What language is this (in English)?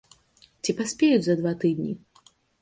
Belarusian